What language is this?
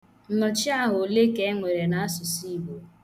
Igbo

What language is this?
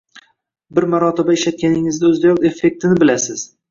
Uzbek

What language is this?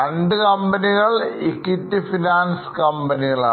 Malayalam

